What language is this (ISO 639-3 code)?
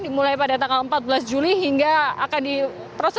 ind